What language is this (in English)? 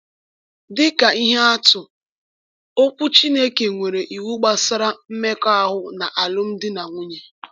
Igbo